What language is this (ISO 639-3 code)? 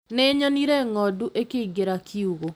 kik